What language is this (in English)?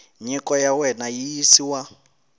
Tsonga